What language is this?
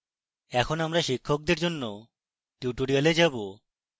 Bangla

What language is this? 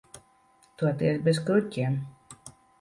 Latvian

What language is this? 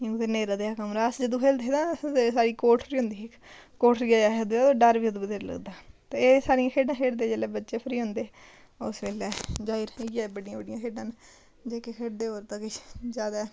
Dogri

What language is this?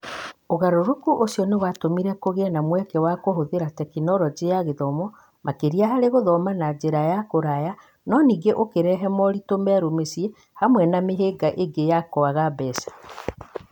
Kikuyu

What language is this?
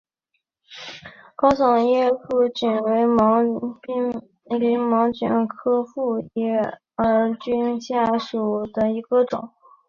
Chinese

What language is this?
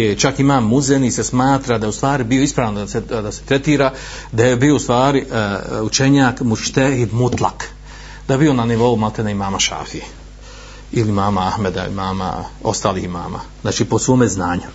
Croatian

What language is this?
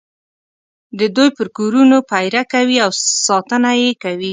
Pashto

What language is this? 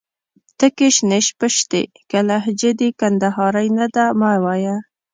Pashto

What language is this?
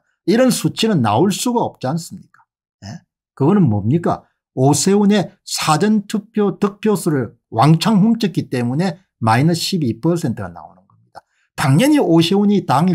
Korean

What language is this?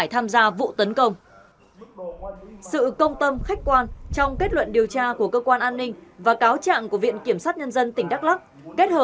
Vietnamese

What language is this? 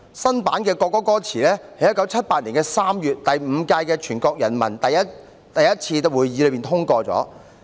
Cantonese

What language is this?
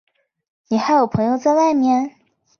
Chinese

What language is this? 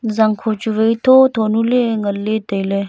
Wancho Naga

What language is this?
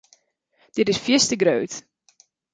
Western Frisian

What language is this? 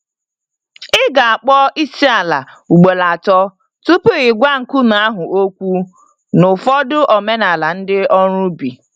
Igbo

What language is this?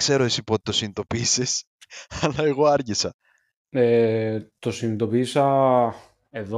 Greek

